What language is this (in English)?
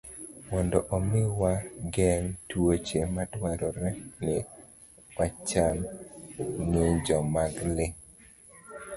Luo (Kenya and Tanzania)